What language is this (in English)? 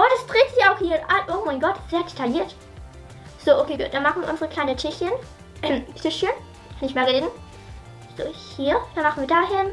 German